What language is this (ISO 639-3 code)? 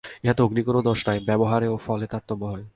ben